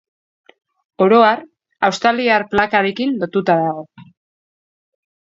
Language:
Basque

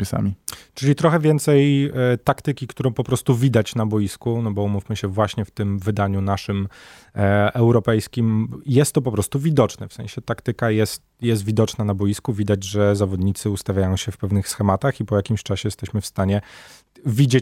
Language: Polish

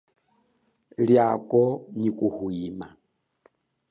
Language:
Chokwe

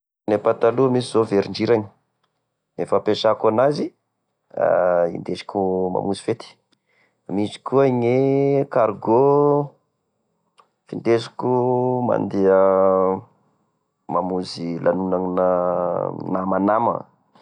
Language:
Tesaka Malagasy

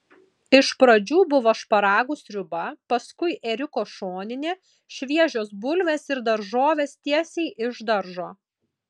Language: Lithuanian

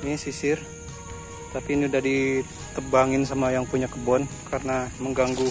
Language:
Indonesian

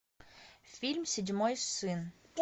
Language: Russian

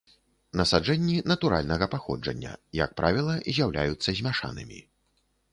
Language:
Belarusian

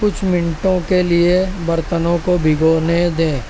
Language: Urdu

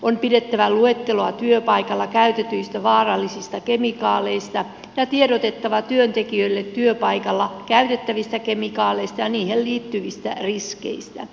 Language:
Finnish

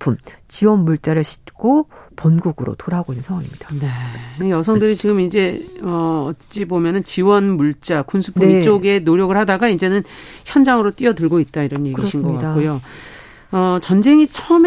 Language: Korean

